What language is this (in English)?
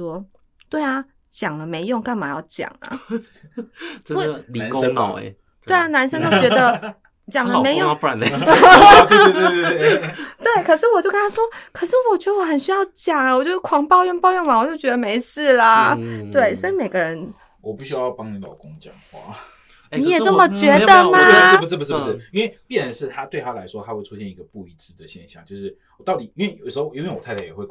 Chinese